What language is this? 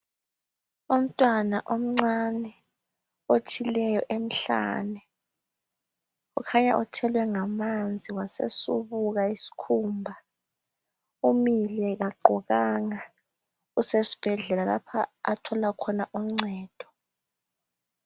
North Ndebele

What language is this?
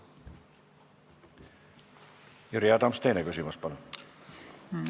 Estonian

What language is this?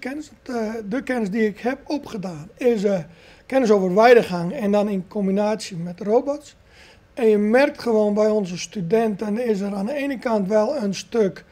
Dutch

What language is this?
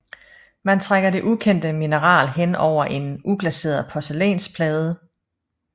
Danish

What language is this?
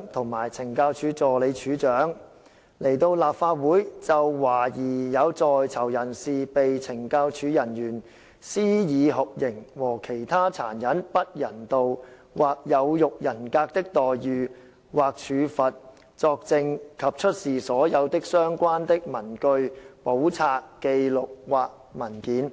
Cantonese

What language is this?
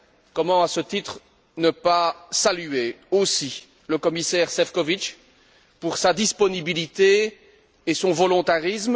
French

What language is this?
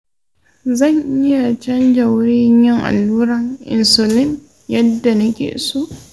Hausa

